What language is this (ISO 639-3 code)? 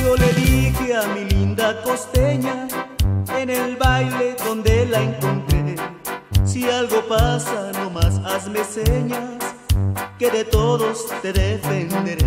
spa